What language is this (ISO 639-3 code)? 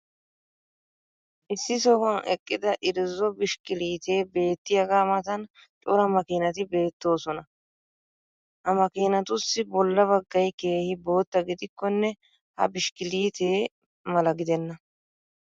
wal